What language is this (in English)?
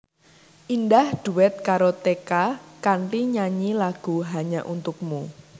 Javanese